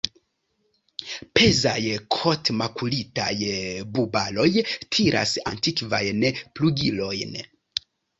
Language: Esperanto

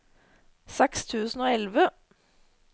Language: Norwegian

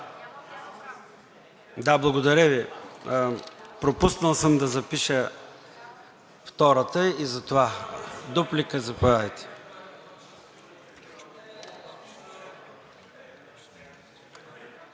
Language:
Bulgarian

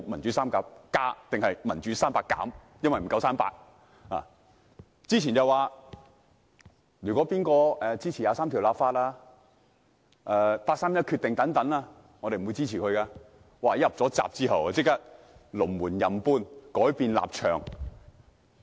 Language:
Cantonese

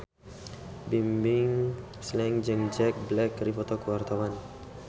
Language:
Sundanese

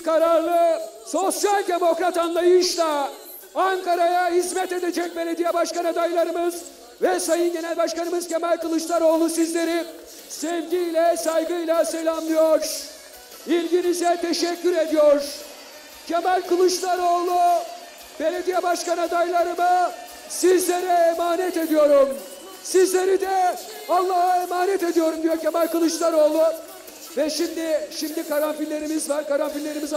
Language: Turkish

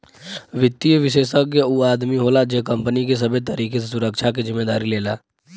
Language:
Bhojpuri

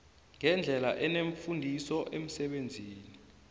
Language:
South Ndebele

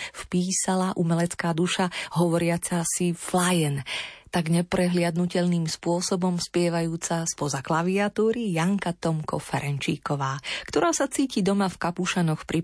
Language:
Slovak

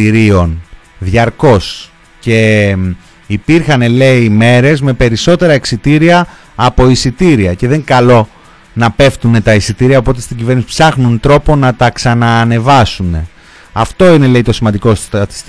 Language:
Greek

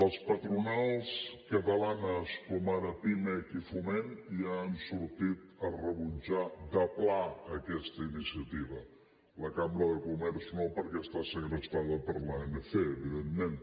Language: Catalan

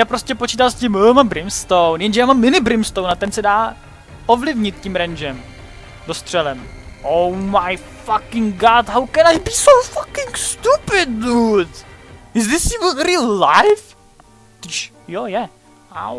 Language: Czech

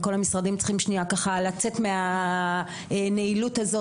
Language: Hebrew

